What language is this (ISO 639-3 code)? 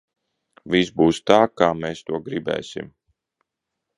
lav